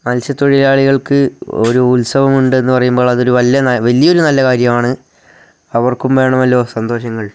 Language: Malayalam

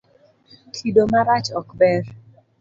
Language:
Luo (Kenya and Tanzania)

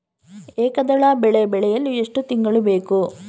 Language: Kannada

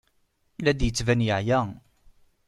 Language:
Kabyle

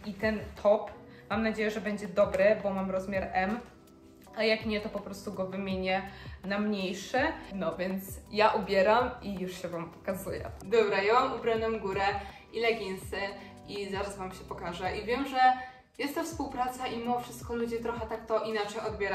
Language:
Polish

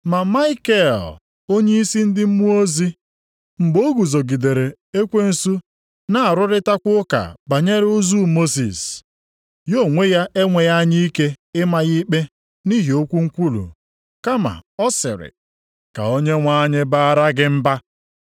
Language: Igbo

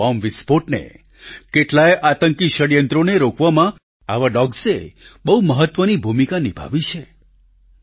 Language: Gujarati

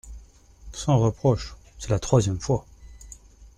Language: French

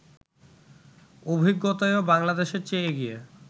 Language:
Bangla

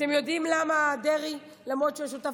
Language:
Hebrew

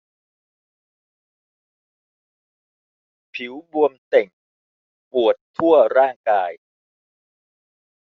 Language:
Thai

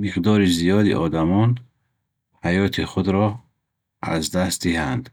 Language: Bukharic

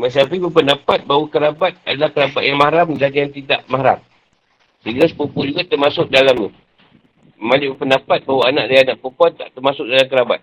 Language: Malay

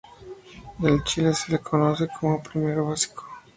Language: Spanish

